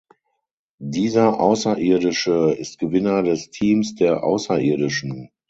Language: German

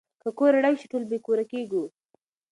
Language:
Pashto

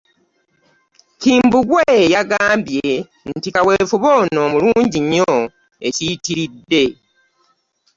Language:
Ganda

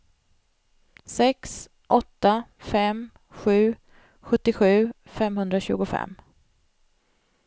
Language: Swedish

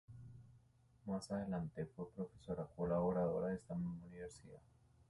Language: Spanish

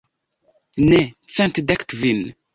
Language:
Esperanto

